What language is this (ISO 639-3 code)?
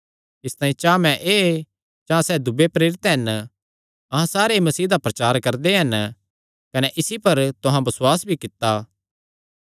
xnr